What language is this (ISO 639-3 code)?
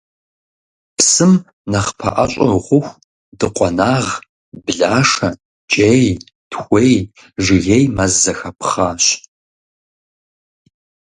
kbd